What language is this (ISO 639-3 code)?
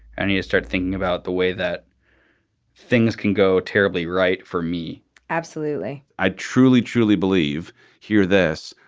eng